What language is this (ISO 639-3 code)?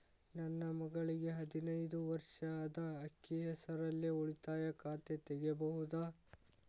kan